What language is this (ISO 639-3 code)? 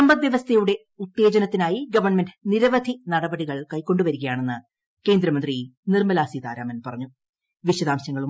mal